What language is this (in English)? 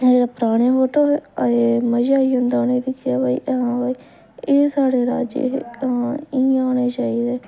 Dogri